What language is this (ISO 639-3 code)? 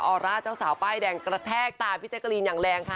tha